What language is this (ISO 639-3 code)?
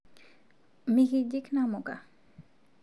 mas